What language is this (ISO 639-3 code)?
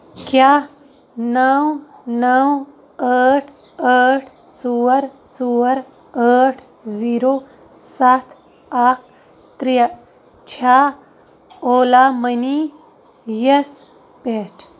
kas